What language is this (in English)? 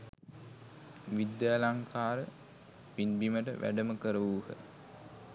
Sinhala